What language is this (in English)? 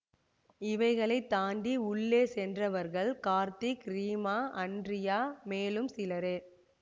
Tamil